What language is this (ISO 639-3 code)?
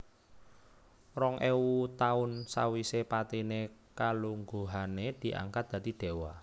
jav